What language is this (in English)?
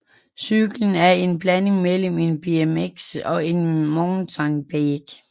Danish